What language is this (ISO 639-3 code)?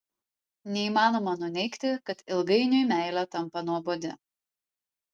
lit